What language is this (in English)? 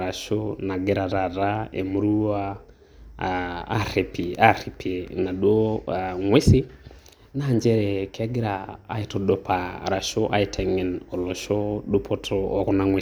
Masai